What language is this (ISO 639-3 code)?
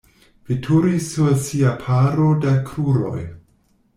epo